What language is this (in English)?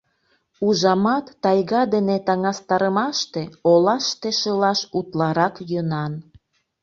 Mari